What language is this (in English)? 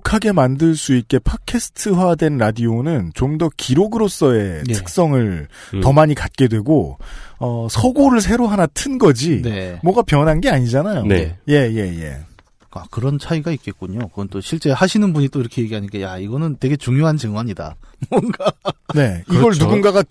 Korean